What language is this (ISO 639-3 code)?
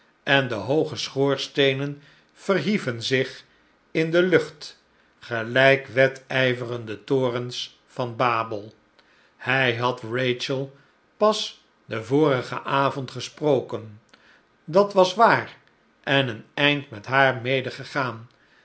nld